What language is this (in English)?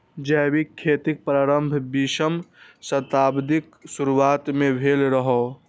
Maithili